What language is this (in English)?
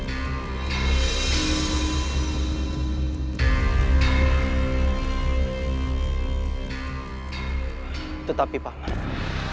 Indonesian